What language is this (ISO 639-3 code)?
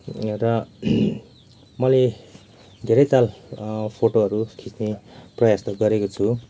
nep